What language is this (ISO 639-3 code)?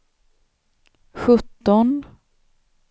swe